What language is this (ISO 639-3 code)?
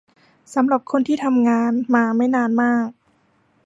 tha